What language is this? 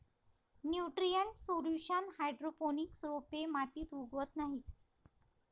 Marathi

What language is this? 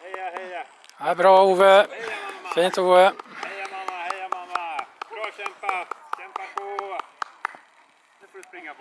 Swedish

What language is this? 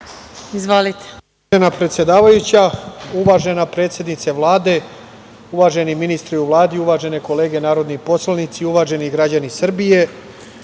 Serbian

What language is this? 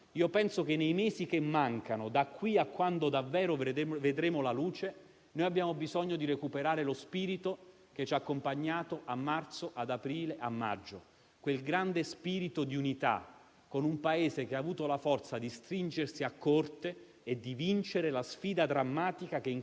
Italian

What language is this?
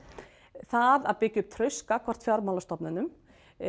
Icelandic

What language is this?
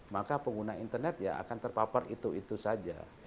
Indonesian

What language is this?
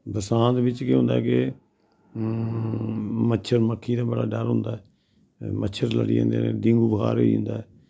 Dogri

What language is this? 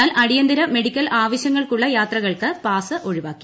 Malayalam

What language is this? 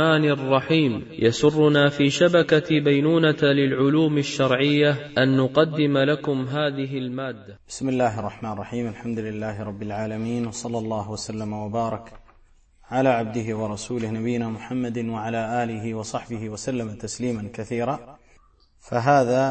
Arabic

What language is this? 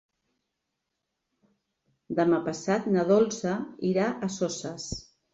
Catalan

